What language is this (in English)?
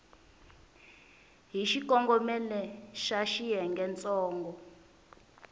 Tsonga